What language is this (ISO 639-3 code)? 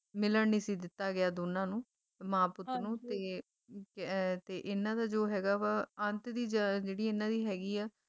pan